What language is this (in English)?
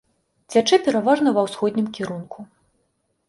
Belarusian